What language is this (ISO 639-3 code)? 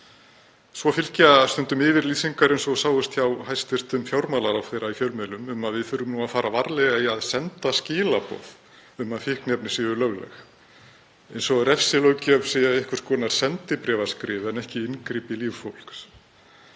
isl